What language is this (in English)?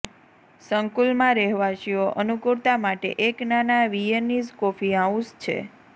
Gujarati